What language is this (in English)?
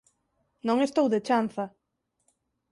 Galician